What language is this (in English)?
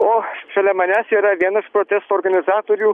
Lithuanian